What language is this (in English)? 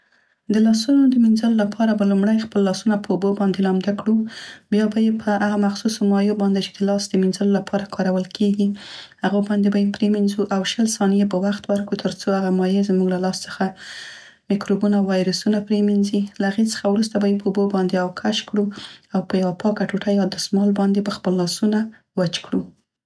Central Pashto